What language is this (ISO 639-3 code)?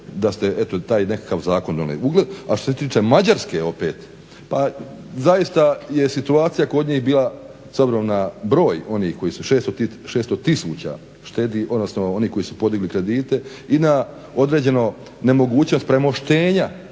hrv